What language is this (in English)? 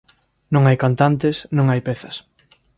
Galician